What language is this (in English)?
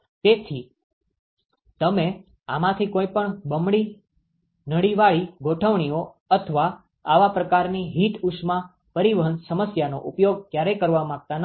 Gujarati